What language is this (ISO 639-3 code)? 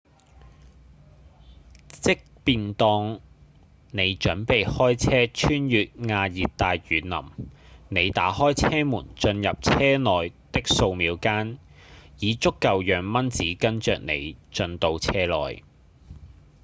yue